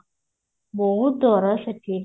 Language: Odia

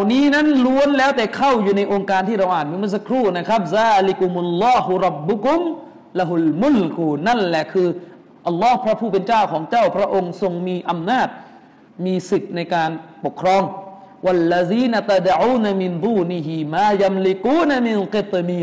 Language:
Thai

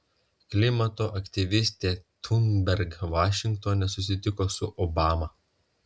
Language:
Lithuanian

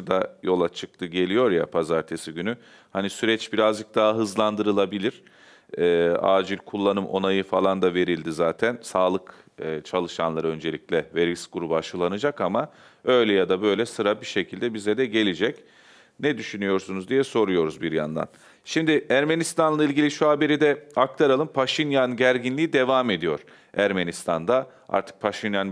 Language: Turkish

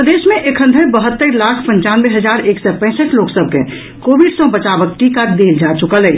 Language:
Maithili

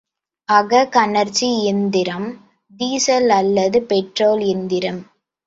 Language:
Tamil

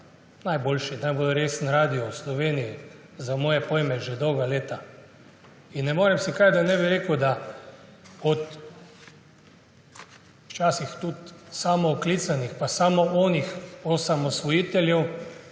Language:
Slovenian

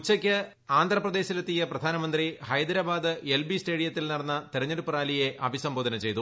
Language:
Malayalam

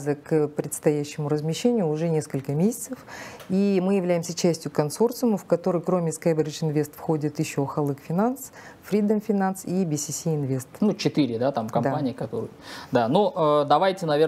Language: Russian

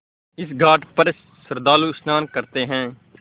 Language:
Hindi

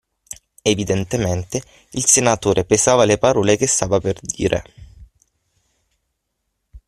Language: Italian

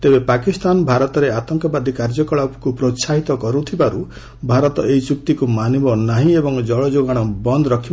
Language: Odia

